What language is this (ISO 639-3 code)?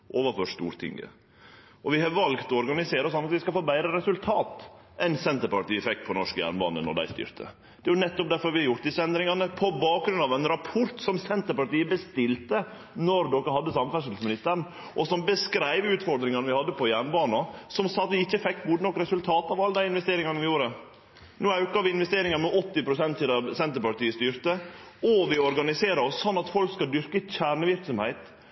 nno